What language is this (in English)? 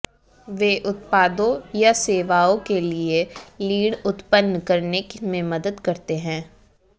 Hindi